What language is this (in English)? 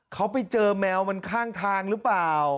Thai